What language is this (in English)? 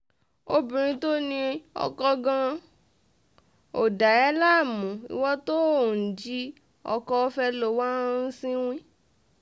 Yoruba